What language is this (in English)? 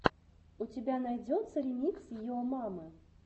Russian